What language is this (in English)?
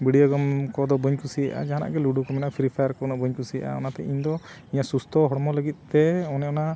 Santali